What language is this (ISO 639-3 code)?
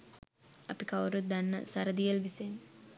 sin